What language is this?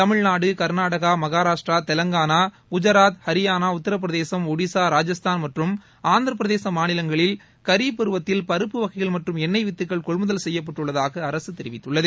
Tamil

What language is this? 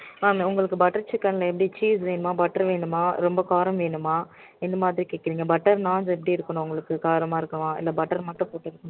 Tamil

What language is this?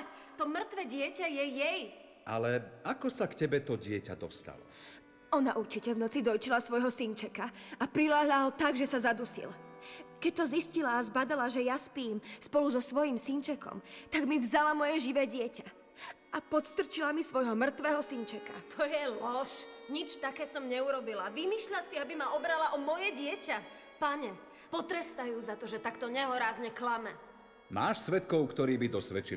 Slovak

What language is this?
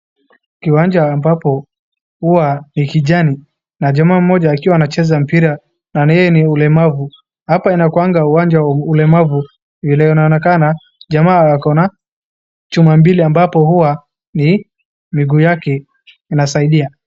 Swahili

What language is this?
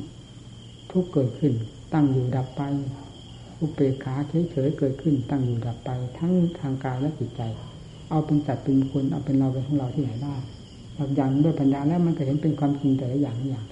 Thai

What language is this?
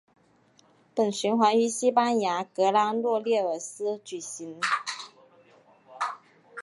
Chinese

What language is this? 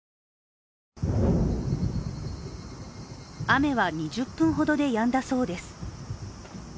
Japanese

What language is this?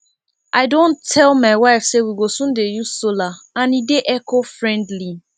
Nigerian Pidgin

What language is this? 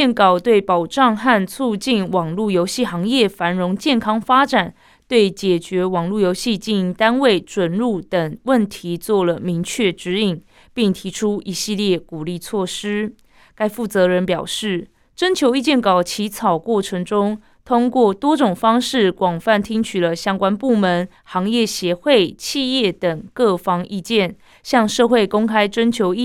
Chinese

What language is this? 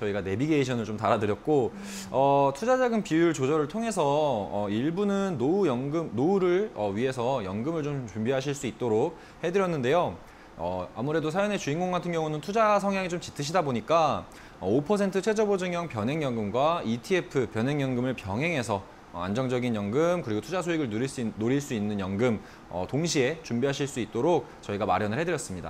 Korean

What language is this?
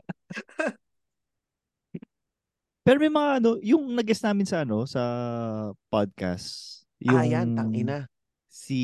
Filipino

